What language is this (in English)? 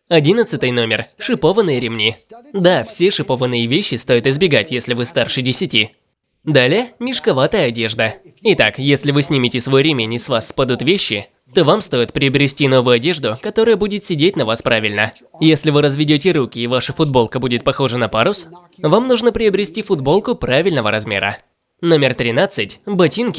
Russian